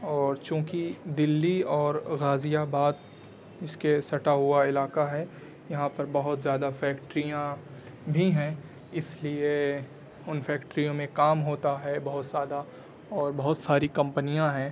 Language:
Urdu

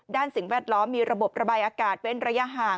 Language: Thai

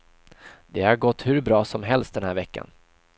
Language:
Swedish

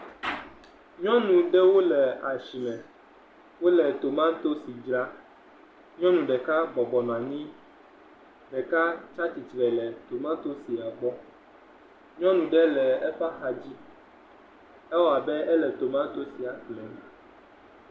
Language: Ewe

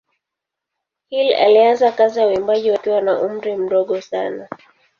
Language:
Swahili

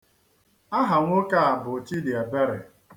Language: Igbo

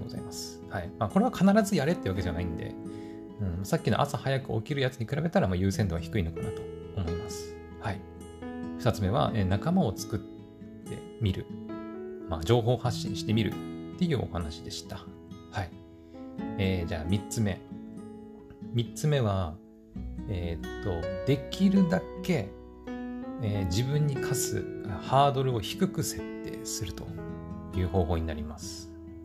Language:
Japanese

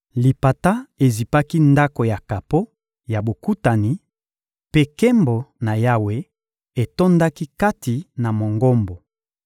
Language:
Lingala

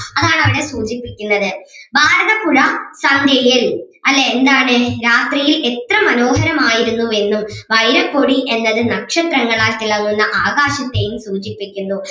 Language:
Malayalam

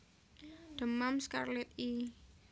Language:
Javanese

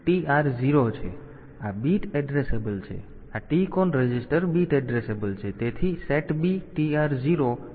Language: Gujarati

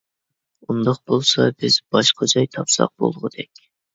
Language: Uyghur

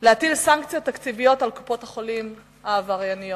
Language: Hebrew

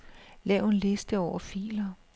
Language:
Danish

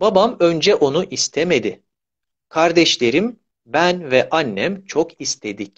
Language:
Turkish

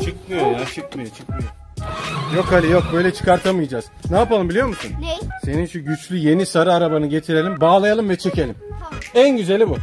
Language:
Turkish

